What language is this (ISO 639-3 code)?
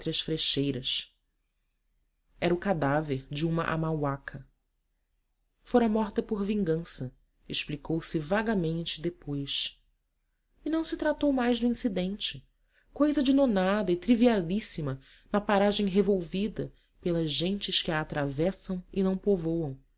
por